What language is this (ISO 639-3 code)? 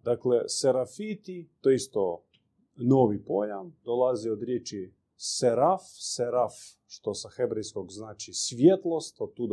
hrv